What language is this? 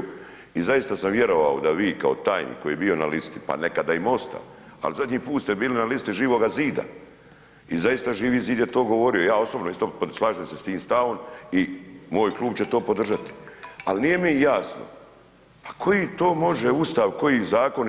Croatian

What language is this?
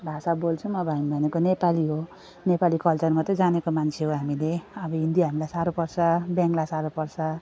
Nepali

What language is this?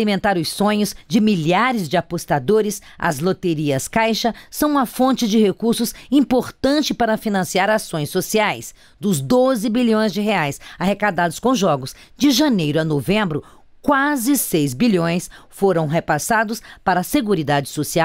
Portuguese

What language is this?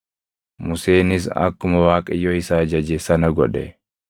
Oromo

